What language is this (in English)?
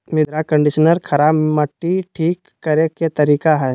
Magahi